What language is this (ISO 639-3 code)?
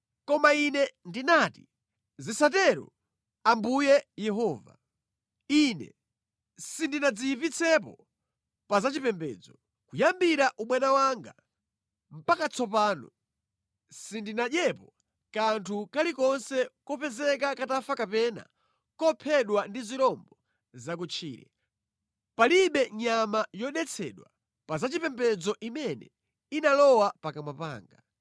nya